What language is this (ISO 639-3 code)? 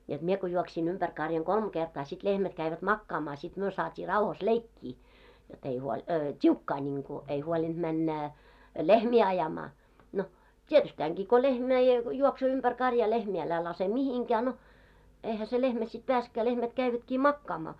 fin